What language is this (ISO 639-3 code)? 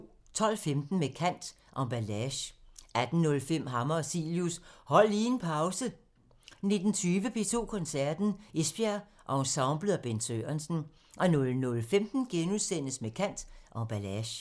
dan